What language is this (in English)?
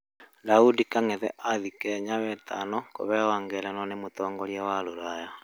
Kikuyu